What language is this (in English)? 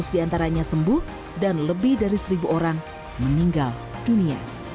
Indonesian